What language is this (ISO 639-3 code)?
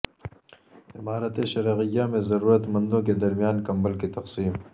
urd